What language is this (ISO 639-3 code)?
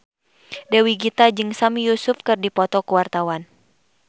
sun